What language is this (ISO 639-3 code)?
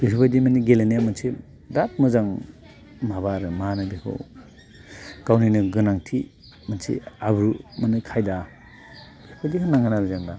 brx